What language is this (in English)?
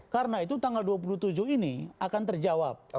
Indonesian